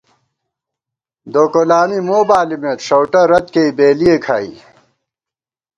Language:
Gawar-Bati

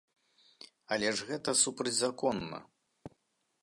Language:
Belarusian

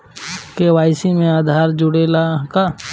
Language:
Bhojpuri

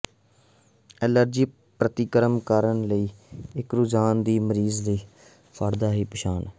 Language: Punjabi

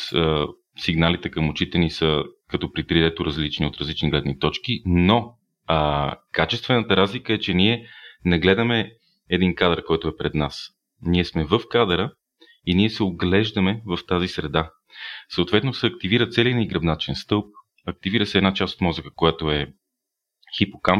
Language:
Bulgarian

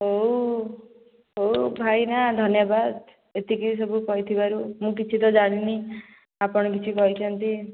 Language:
Odia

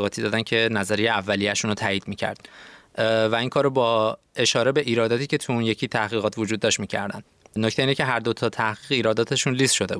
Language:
Persian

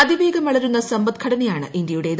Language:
Malayalam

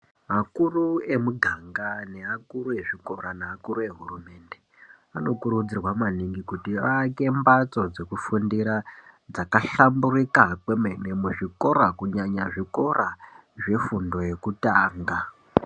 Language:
Ndau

